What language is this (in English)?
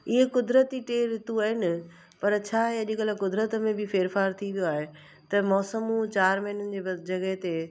Sindhi